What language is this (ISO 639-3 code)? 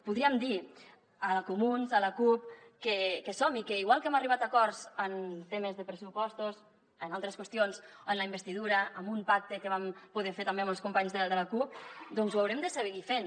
cat